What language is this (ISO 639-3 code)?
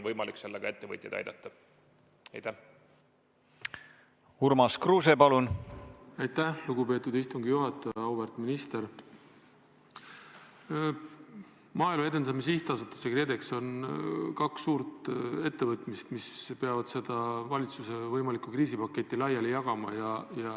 est